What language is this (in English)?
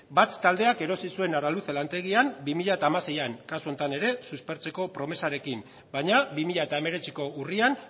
Basque